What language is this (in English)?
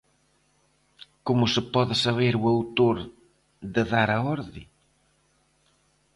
Galician